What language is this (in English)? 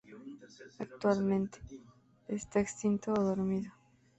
Spanish